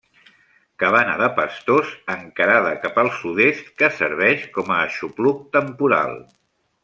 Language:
Catalan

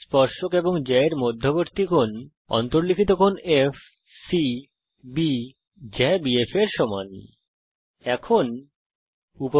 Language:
Bangla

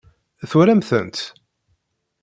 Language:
Kabyle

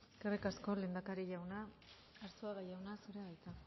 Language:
Basque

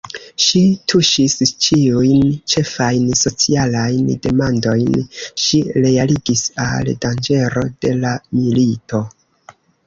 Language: Esperanto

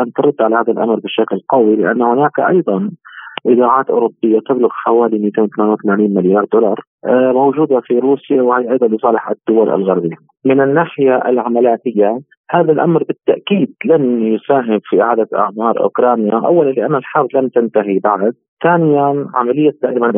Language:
Arabic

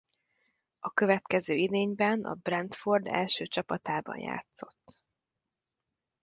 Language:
Hungarian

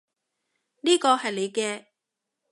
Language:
Cantonese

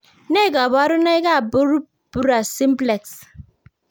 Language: Kalenjin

